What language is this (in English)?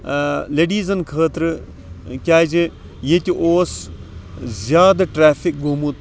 Kashmiri